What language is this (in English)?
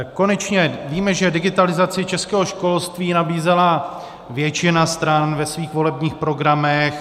Czech